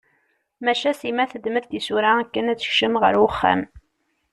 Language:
Kabyle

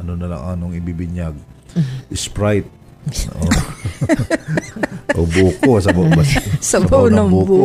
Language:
Filipino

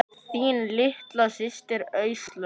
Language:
Icelandic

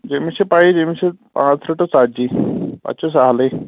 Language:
Kashmiri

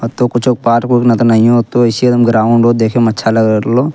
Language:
Angika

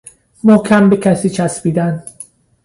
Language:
Persian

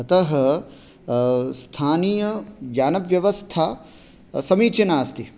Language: Sanskrit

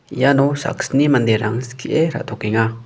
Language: Garo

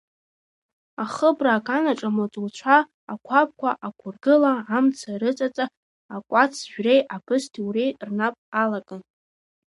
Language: Abkhazian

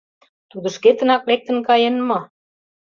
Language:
Mari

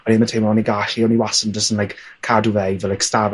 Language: Welsh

